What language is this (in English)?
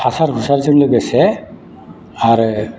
Bodo